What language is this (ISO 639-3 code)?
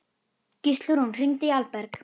isl